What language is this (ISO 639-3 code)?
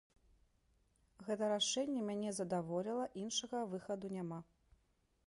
bel